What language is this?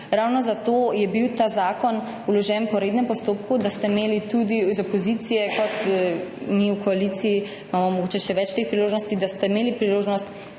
Slovenian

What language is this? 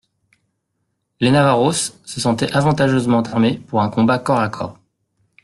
French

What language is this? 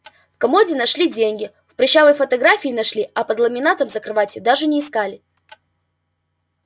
Russian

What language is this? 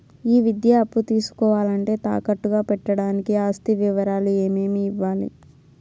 Telugu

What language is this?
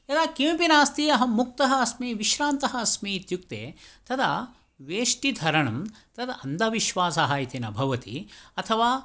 Sanskrit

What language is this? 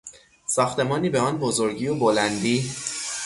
Persian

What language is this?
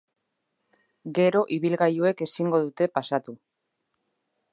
Basque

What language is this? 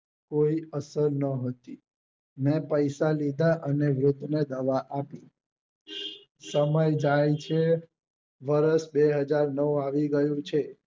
Gujarati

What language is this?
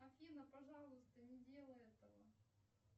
Russian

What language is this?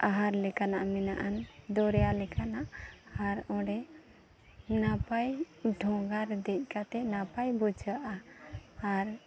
Santali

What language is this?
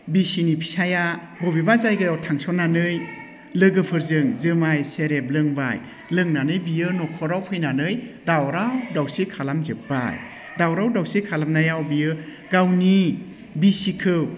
Bodo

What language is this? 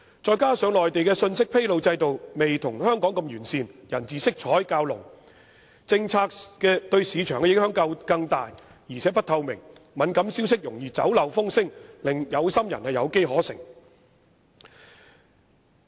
Cantonese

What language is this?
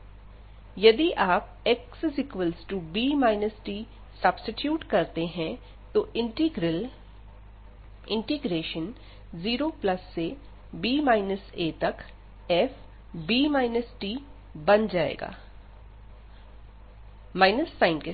Hindi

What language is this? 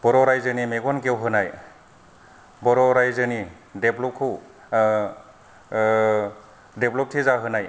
Bodo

